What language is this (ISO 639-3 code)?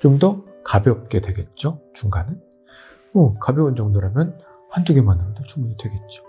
kor